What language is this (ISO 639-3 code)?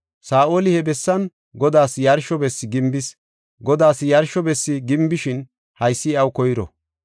gof